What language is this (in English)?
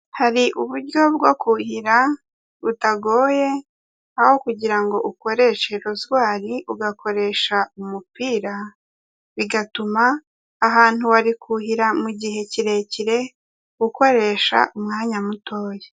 Kinyarwanda